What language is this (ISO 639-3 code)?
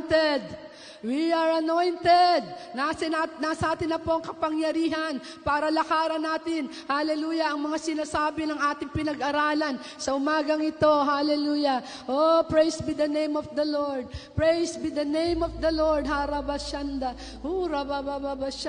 fil